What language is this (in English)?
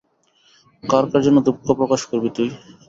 Bangla